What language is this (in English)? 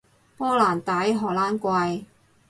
Cantonese